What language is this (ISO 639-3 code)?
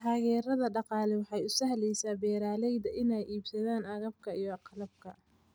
som